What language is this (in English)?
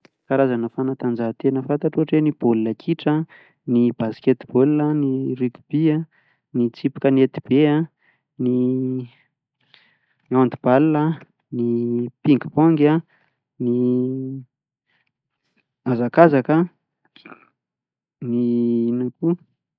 Malagasy